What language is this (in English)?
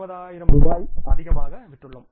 Tamil